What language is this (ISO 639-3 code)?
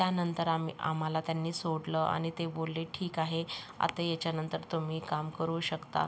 mar